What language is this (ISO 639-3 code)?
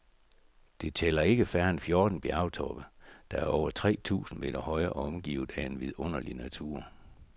dan